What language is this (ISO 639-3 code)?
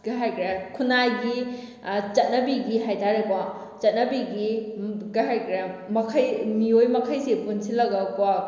mni